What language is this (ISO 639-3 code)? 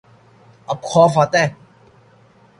urd